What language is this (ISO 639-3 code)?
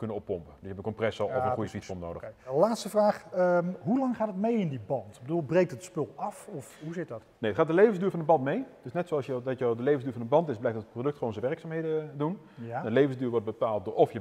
nld